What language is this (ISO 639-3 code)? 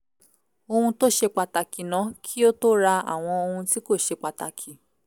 yor